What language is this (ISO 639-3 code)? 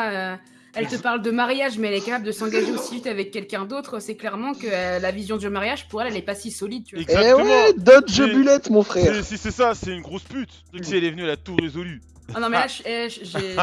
fra